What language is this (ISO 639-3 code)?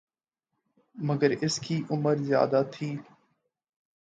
urd